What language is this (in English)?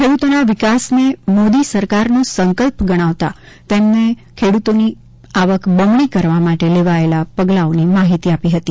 Gujarati